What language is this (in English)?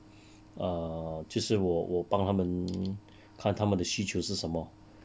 English